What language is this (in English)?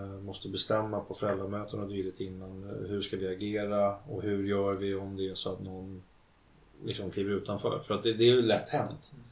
Swedish